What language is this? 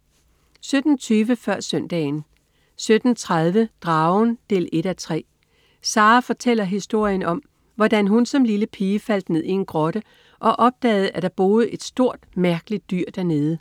Danish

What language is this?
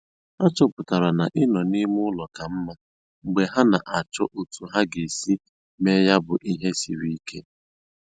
Igbo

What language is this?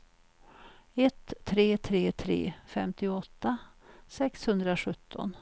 Swedish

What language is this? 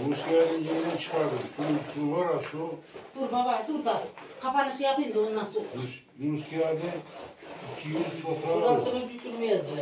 Turkish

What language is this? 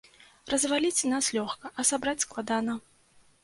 Belarusian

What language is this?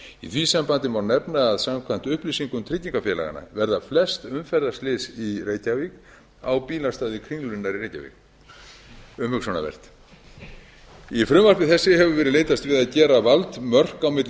Icelandic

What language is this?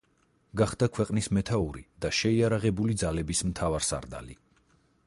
Georgian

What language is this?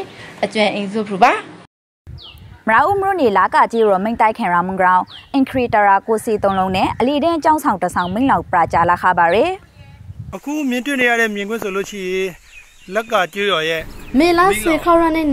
Thai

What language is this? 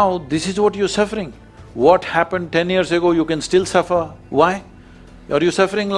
English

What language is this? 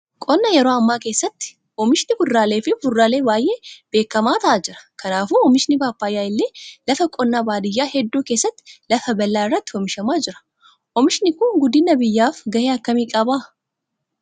Oromo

